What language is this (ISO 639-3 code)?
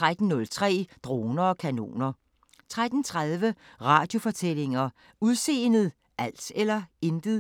dan